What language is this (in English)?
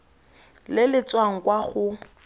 Tswana